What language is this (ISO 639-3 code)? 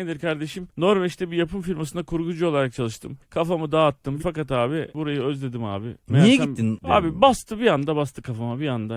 tur